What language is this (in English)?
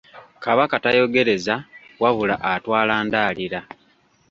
Ganda